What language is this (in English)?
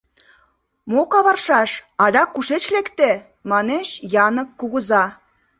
Mari